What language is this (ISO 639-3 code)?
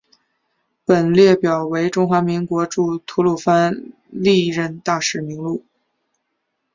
zho